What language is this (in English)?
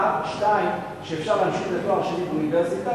Hebrew